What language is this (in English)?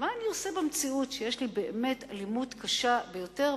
Hebrew